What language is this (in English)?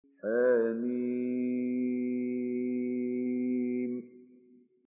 Arabic